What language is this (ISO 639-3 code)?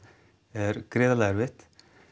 isl